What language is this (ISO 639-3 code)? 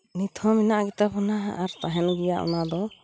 sat